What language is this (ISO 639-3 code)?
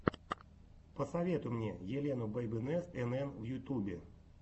rus